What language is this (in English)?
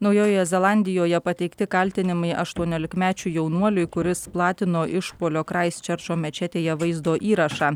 Lithuanian